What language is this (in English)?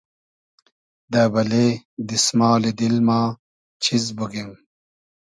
Hazaragi